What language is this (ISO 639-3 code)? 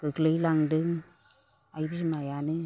brx